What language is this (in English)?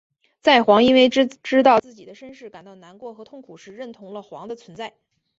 Chinese